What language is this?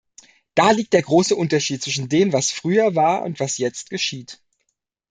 German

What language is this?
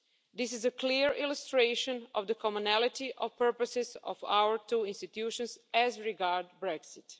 English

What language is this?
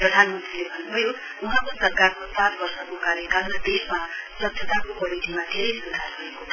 Nepali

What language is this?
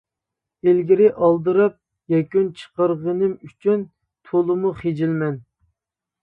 Uyghur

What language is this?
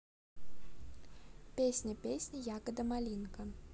Russian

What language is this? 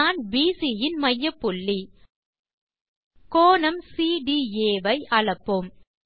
Tamil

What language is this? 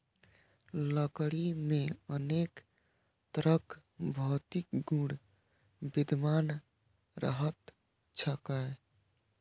Maithili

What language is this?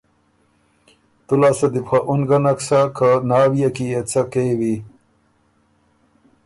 Ormuri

